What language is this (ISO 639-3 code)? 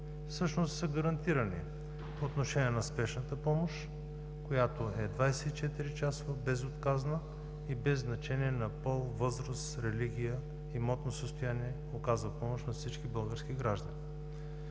bul